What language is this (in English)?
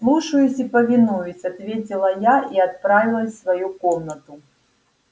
Russian